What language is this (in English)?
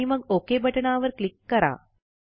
Marathi